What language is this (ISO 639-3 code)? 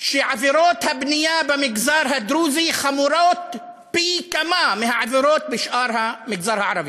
heb